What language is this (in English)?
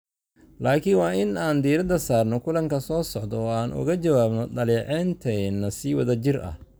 Somali